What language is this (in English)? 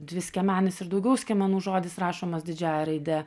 Lithuanian